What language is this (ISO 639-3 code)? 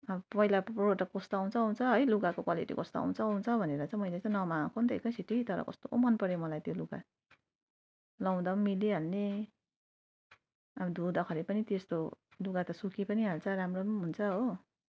nep